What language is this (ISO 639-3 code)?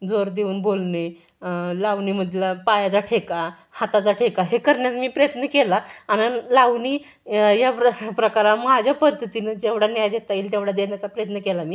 mar